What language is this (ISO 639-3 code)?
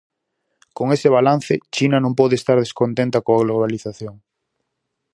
glg